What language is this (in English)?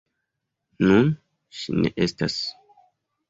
Esperanto